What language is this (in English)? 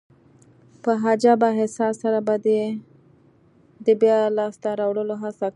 Pashto